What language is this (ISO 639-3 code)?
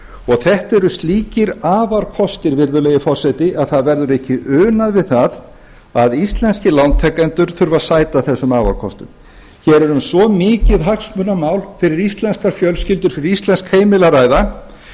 isl